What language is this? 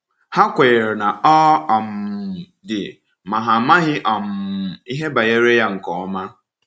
Igbo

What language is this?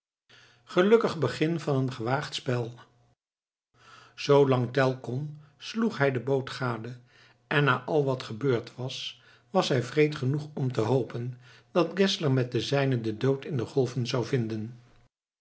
Dutch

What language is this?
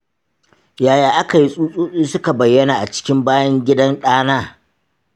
Hausa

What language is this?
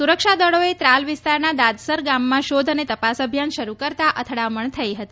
Gujarati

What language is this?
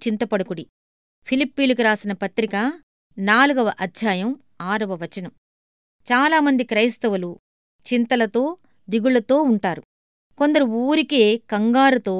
Telugu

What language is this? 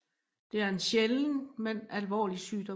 Danish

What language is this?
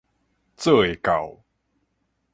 Min Nan Chinese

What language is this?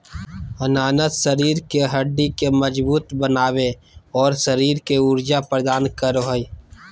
Magahi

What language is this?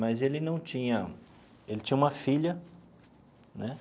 Portuguese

